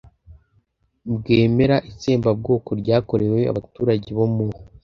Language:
Kinyarwanda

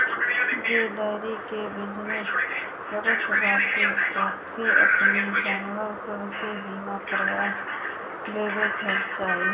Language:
Bhojpuri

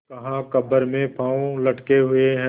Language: Hindi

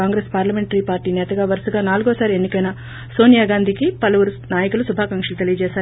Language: Telugu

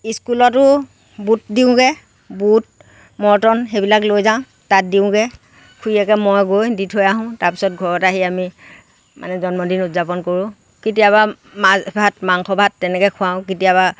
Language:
Assamese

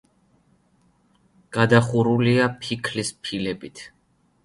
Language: Georgian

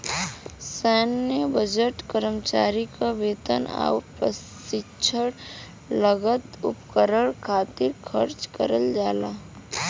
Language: Bhojpuri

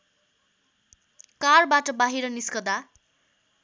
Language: Nepali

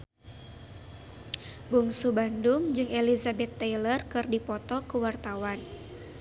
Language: Sundanese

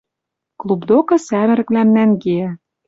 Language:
Western Mari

